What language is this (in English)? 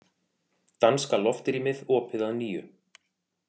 Icelandic